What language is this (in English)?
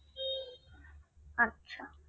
Bangla